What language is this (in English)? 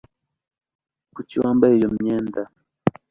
Kinyarwanda